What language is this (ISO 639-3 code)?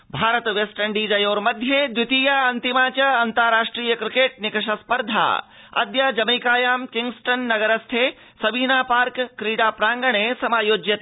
san